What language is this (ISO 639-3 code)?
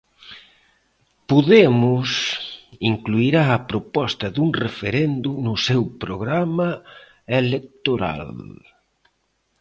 glg